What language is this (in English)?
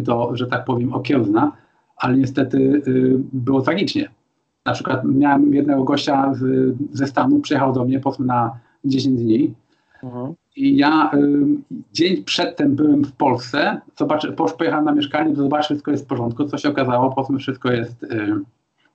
Polish